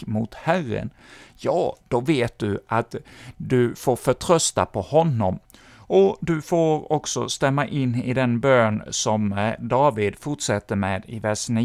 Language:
Swedish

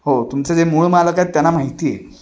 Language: Marathi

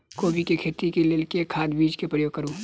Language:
Maithili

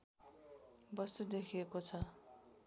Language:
Nepali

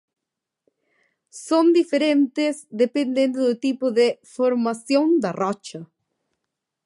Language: Galician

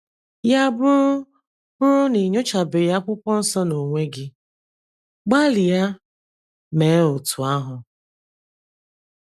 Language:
Igbo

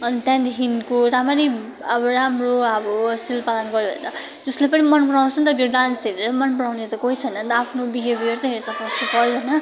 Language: Nepali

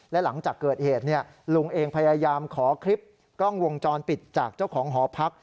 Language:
Thai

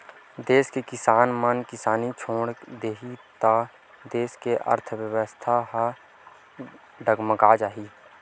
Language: Chhattisgarhi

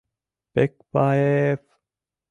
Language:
Mari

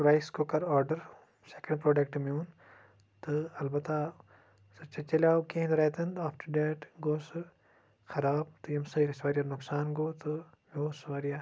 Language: Kashmiri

